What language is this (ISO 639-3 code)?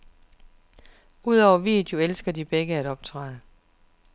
dan